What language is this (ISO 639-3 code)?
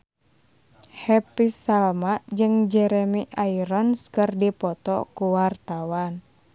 sun